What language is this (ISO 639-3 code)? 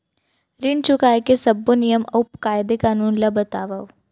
hne